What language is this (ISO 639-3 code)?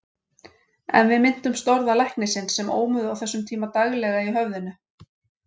isl